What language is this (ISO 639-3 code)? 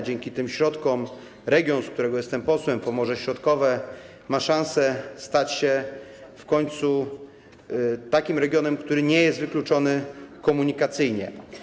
pol